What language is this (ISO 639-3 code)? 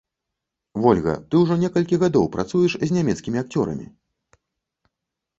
bel